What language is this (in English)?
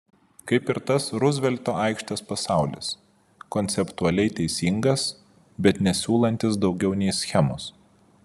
Lithuanian